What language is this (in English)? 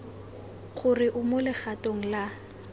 Tswana